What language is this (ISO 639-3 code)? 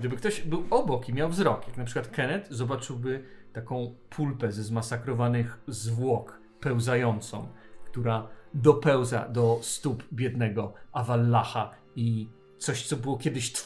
pol